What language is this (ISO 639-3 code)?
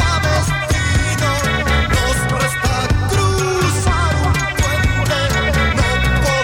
spa